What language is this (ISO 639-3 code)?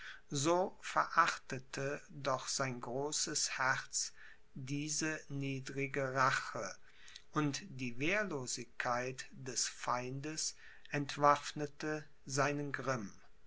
deu